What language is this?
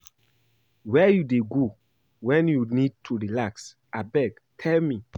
Nigerian Pidgin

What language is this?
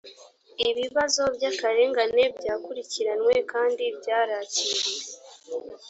Kinyarwanda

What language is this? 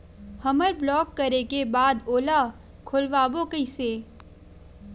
Chhattisgarhi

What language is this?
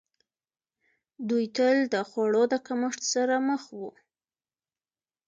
Pashto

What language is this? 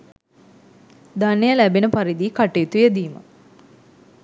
Sinhala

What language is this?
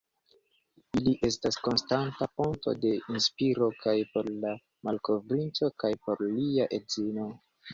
Esperanto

